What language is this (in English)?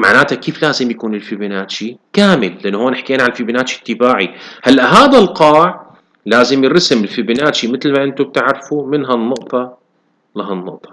Arabic